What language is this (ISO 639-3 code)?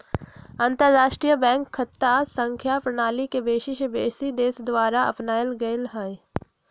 mag